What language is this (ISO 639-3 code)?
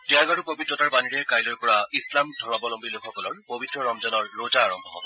asm